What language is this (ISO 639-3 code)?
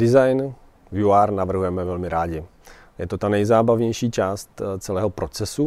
ces